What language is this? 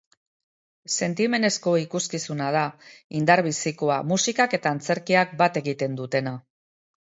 Basque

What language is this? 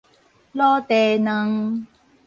Min Nan Chinese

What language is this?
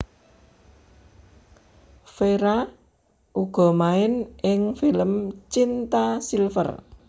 Javanese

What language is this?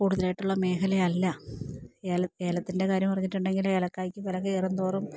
Malayalam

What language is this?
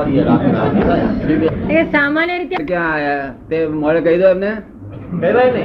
Gujarati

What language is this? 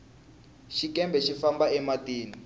Tsonga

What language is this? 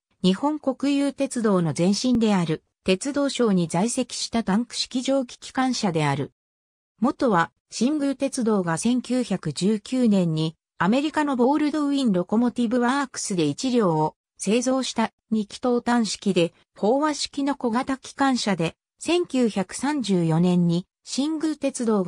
Japanese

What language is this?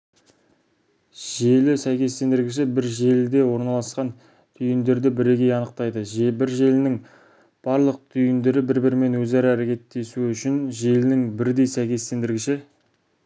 Kazakh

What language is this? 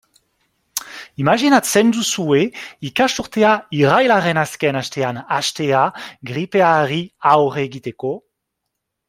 Basque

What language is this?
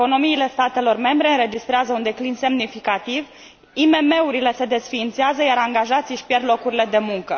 Romanian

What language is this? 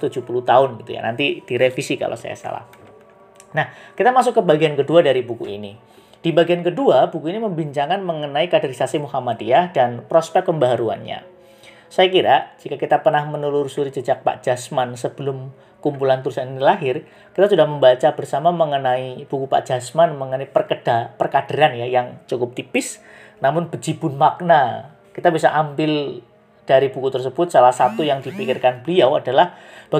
Indonesian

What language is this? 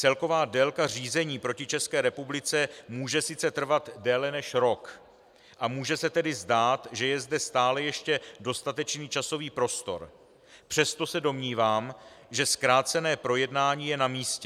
Czech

